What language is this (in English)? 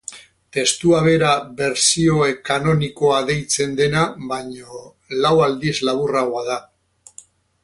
Basque